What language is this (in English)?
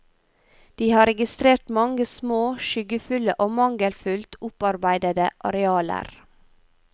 Norwegian